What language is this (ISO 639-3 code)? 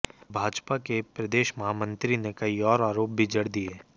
hin